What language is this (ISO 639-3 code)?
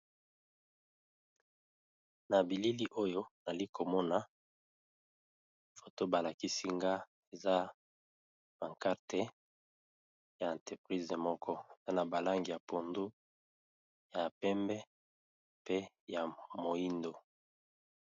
lin